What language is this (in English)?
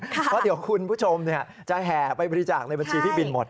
Thai